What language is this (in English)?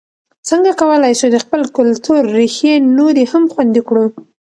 Pashto